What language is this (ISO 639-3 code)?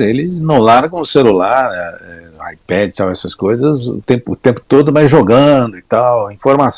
por